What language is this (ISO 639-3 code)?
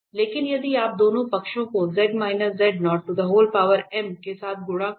hin